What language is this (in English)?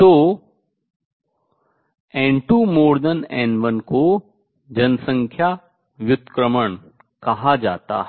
Hindi